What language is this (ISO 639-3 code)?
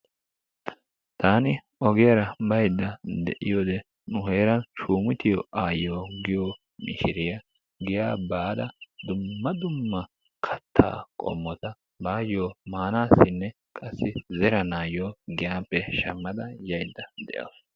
wal